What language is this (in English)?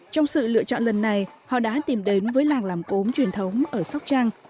Vietnamese